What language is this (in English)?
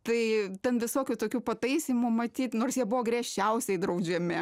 Lithuanian